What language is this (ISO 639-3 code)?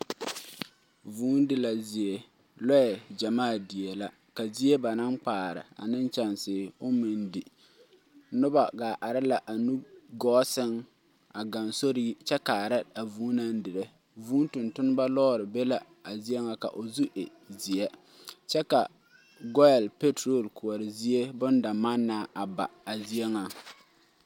dga